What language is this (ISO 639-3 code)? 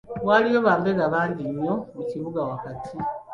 lug